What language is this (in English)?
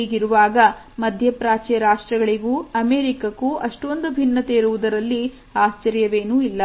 Kannada